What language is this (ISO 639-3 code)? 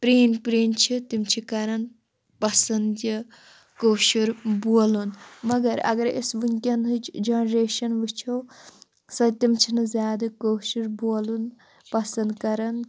kas